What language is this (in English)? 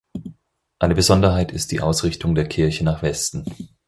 German